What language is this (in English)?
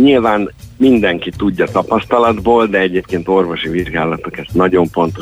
Hungarian